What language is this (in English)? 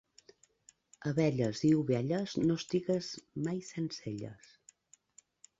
Catalan